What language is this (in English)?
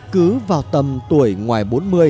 Vietnamese